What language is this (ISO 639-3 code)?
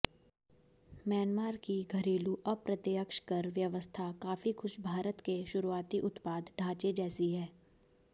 hin